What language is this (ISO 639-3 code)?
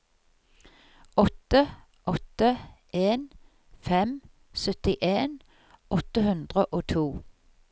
nor